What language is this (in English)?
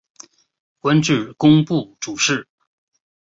Chinese